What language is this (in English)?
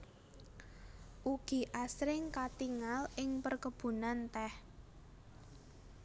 Javanese